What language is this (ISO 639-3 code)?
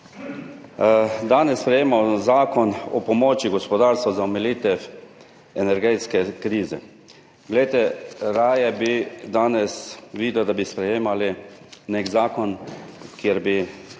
slv